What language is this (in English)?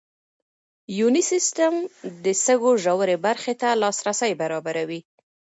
Pashto